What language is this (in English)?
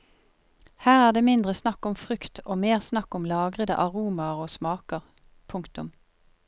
Norwegian